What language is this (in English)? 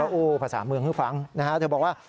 Thai